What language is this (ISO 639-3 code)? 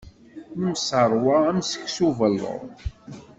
kab